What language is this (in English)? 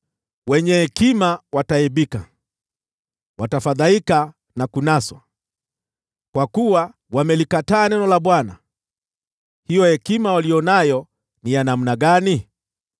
Swahili